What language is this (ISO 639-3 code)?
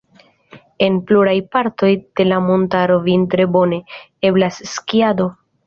epo